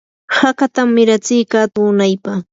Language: Yanahuanca Pasco Quechua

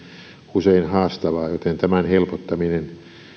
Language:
Finnish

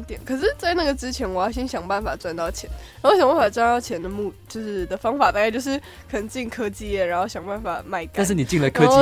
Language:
Chinese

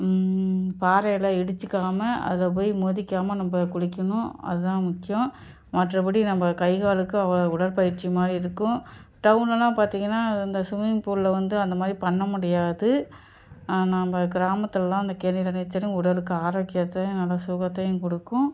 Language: Tamil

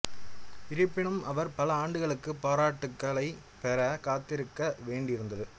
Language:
Tamil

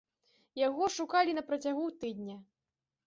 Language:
Belarusian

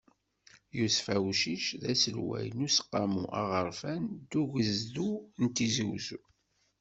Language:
Kabyle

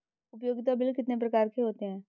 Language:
Hindi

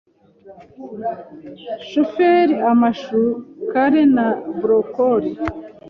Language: Kinyarwanda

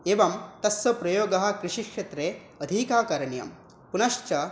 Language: Sanskrit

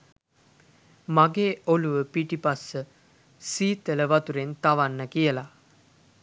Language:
Sinhala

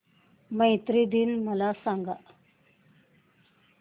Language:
Marathi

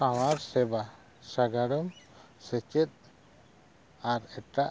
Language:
Santali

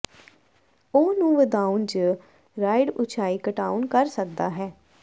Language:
Punjabi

